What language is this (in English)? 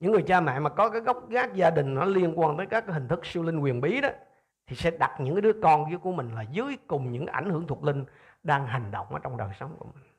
Vietnamese